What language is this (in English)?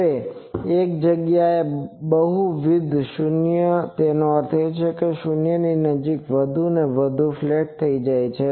Gujarati